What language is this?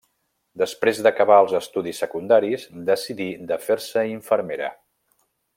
Catalan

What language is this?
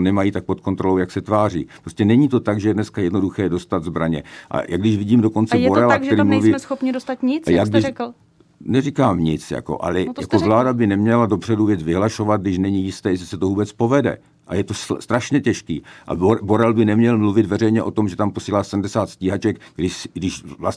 Czech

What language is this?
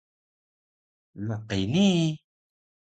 Taroko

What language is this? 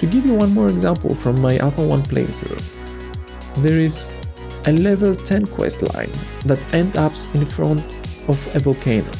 English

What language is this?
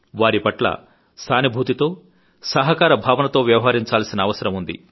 Telugu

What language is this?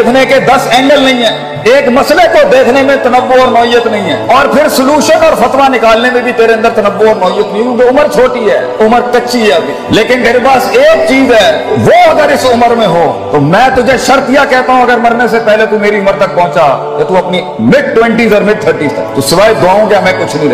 Urdu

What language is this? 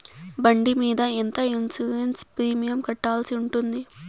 Telugu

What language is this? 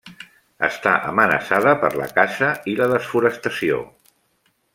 Catalan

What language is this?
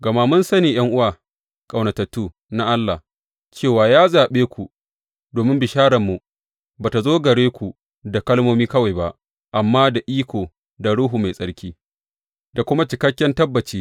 Hausa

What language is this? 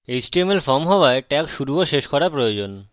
Bangla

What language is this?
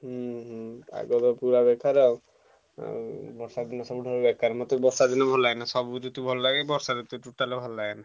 Odia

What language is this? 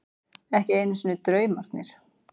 Icelandic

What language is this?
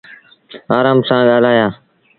Sindhi Bhil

